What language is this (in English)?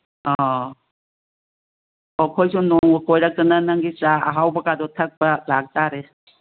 Manipuri